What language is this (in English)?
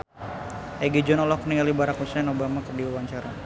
Sundanese